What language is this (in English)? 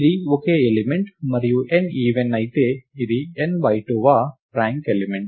Telugu